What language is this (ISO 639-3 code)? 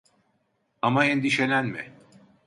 tur